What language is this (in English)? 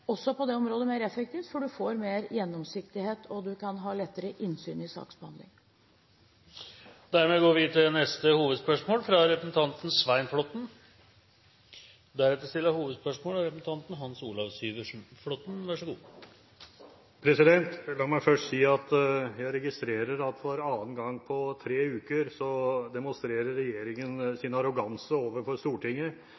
Norwegian